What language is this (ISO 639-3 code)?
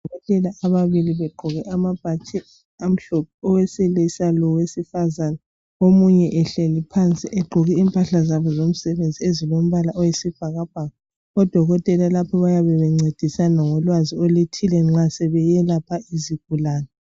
nde